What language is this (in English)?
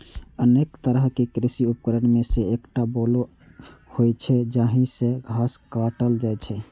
Maithili